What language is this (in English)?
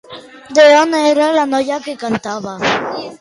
Catalan